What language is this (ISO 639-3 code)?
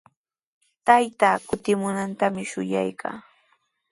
qws